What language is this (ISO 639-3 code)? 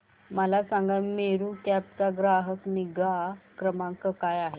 mar